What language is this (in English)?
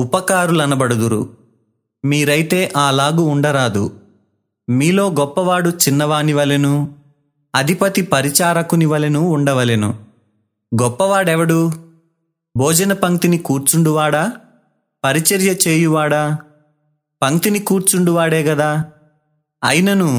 Telugu